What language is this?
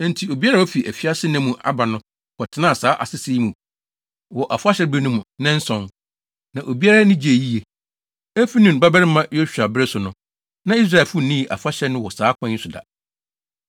Akan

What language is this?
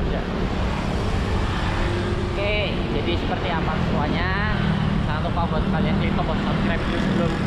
Indonesian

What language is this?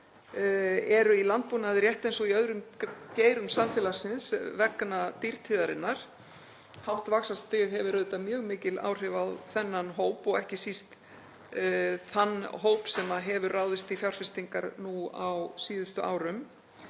Icelandic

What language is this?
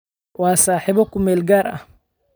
Somali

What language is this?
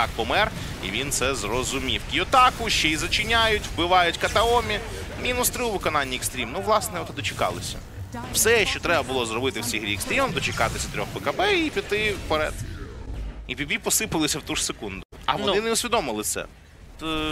Ukrainian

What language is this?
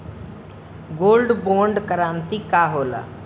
Bhojpuri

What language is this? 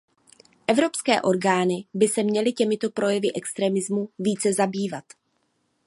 Czech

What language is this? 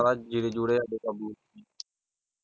Punjabi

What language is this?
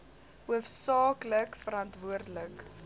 Afrikaans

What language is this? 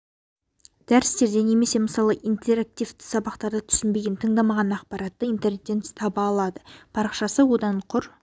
Kazakh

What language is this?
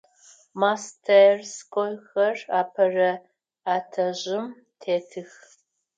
Adyghe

